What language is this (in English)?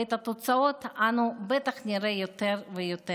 Hebrew